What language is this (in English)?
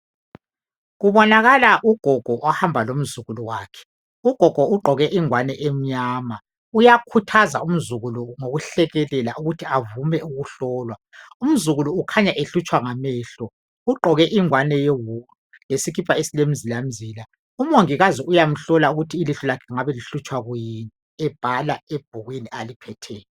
North Ndebele